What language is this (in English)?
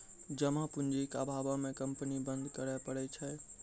Maithili